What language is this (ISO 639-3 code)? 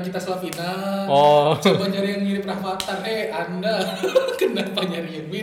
ind